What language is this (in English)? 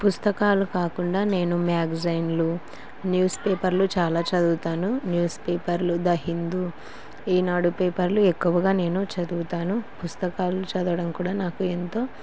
Telugu